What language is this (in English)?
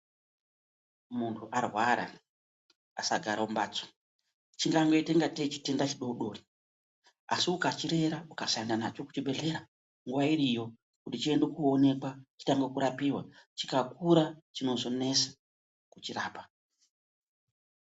Ndau